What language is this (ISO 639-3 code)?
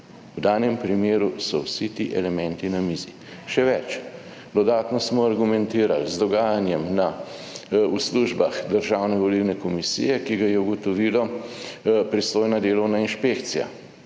slv